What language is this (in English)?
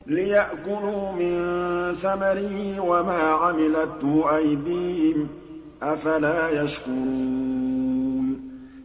Arabic